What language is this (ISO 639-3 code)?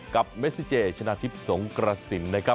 tha